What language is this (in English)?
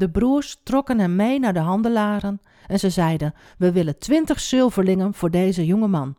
Dutch